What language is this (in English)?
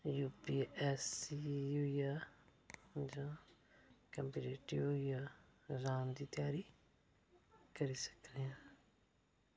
Dogri